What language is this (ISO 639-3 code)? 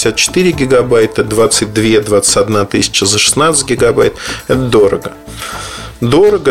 rus